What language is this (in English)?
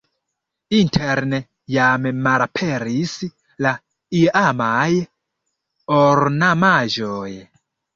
Esperanto